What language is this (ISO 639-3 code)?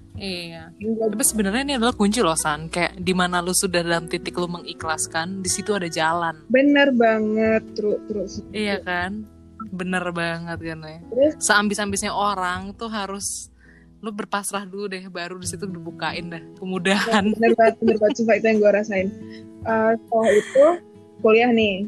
ind